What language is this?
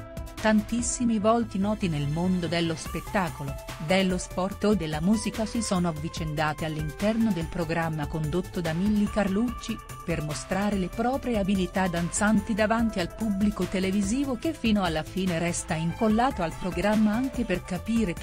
Italian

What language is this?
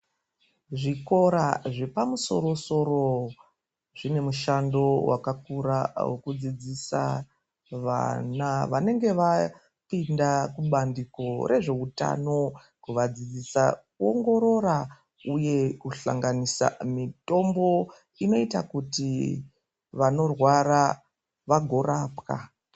Ndau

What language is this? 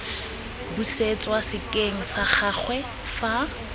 Tswana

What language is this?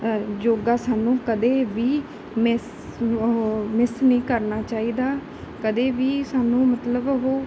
Punjabi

